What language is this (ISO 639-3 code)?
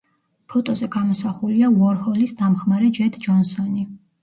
kat